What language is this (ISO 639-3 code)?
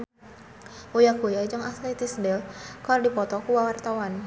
sun